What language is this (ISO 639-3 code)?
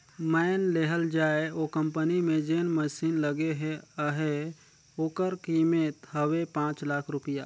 hne